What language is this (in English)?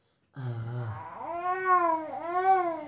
Maithili